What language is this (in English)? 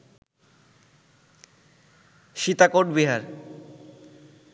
Bangla